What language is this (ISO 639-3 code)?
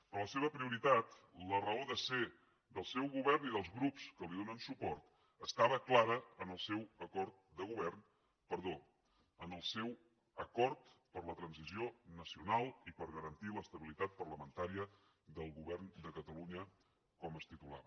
cat